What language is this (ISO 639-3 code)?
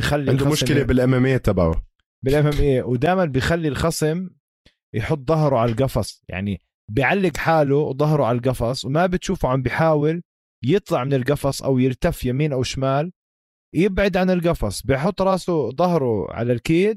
ara